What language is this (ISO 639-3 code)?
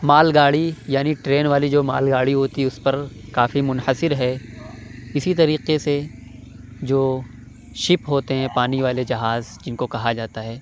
urd